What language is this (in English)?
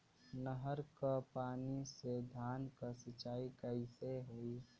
Bhojpuri